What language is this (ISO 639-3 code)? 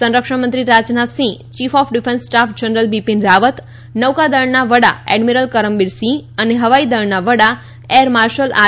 guj